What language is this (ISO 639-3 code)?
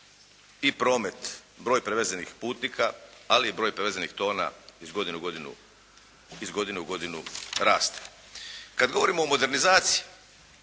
hrv